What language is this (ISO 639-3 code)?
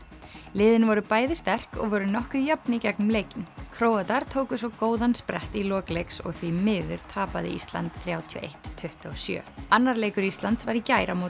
isl